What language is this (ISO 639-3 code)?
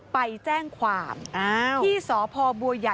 tha